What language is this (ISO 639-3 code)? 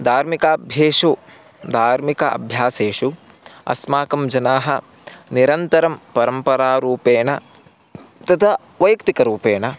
san